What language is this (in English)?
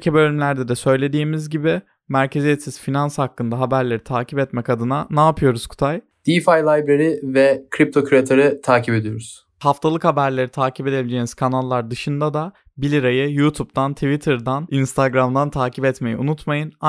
Turkish